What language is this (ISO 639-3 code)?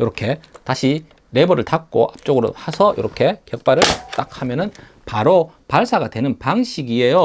kor